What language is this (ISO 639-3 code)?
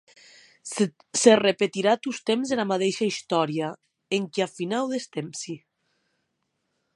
oci